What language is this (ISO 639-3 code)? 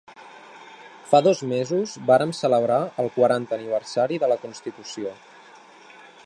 cat